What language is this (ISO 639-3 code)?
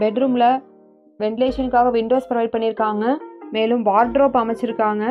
tam